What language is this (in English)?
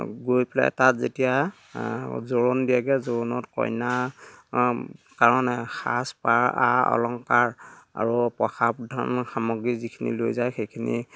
Assamese